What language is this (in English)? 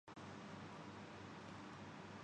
Urdu